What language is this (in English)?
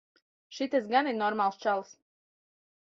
Latvian